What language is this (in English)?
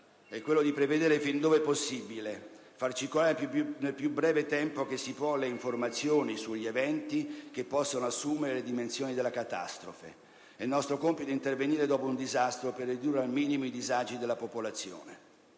Italian